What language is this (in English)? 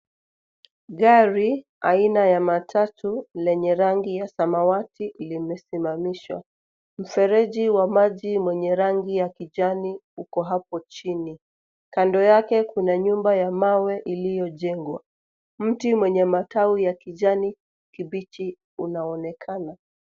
Swahili